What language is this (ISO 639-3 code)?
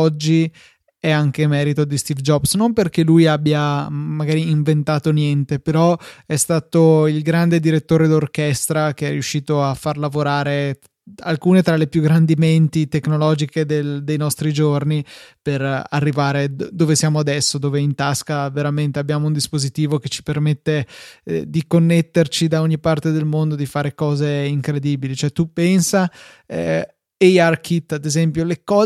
ita